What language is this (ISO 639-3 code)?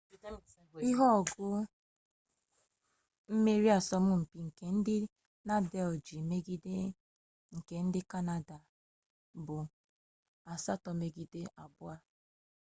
ibo